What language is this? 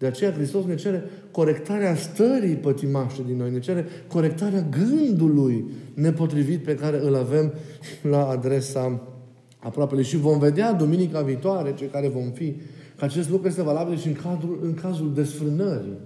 Romanian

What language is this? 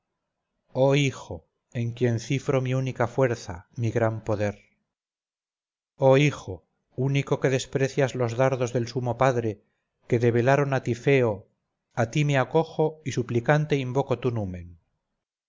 Spanish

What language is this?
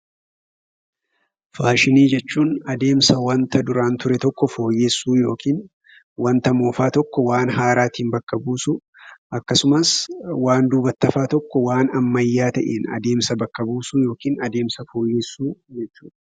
Oromo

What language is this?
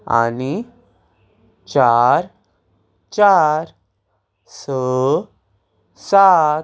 Konkani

